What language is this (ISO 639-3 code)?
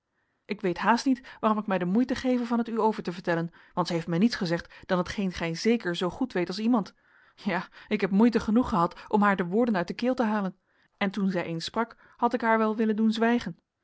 nld